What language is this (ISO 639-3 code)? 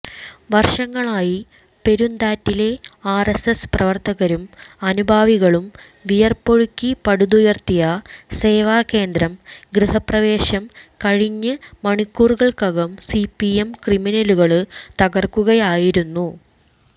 mal